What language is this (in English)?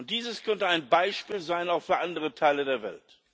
German